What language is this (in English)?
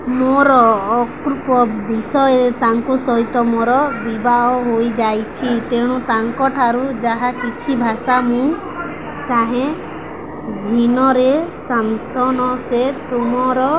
Odia